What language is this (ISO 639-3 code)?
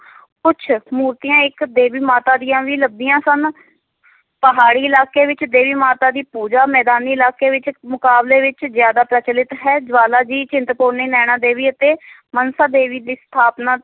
pan